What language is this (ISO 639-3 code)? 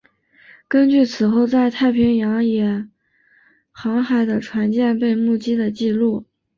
zho